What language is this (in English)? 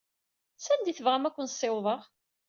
Kabyle